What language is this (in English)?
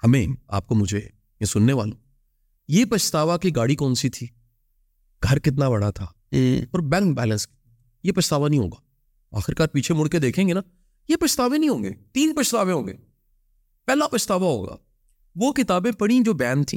Urdu